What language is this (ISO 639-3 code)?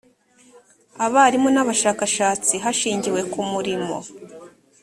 kin